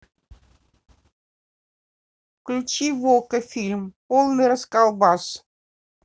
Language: Russian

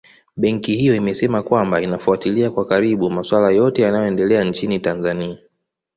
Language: Swahili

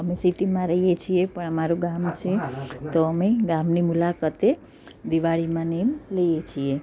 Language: Gujarati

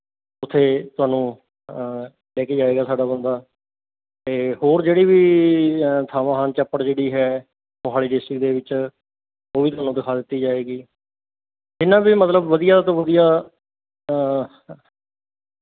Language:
Punjabi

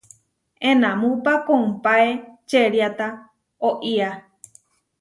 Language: Huarijio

